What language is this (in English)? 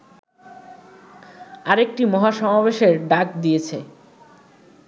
Bangla